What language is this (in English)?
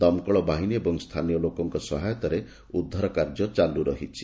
Odia